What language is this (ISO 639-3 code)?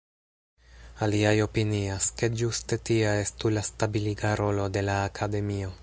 epo